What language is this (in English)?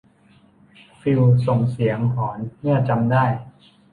Thai